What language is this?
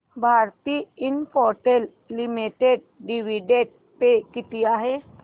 Marathi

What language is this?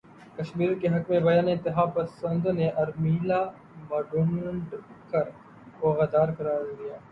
Urdu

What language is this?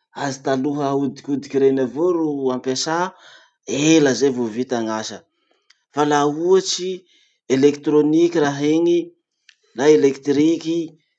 Masikoro Malagasy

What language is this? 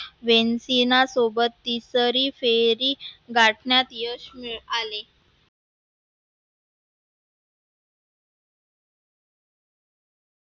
Marathi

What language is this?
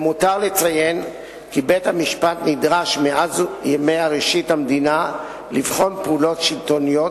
Hebrew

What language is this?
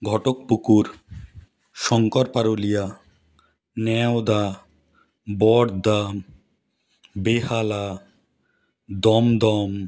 Bangla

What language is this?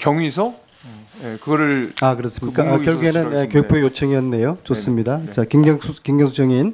Korean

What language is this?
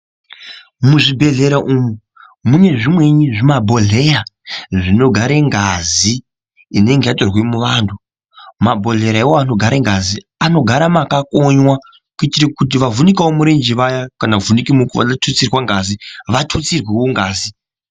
Ndau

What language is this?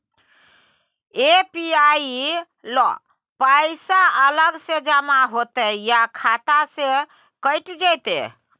Maithili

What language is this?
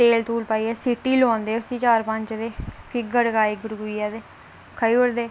Dogri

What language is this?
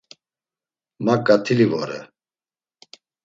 Laz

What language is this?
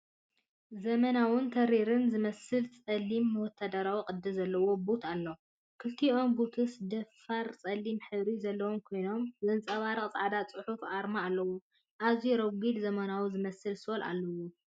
Tigrinya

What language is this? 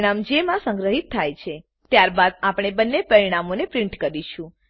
Gujarati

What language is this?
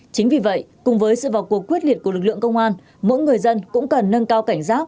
Vietnamese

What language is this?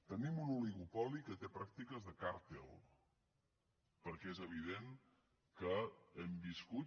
Catalan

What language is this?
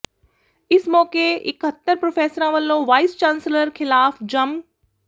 Punjabi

